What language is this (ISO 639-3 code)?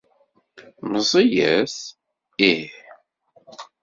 kab